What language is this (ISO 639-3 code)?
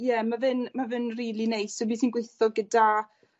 cym